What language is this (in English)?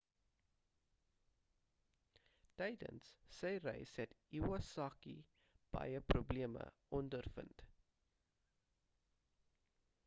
Afrikaans